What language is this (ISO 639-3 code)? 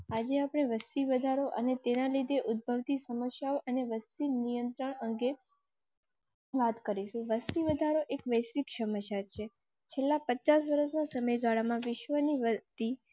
guj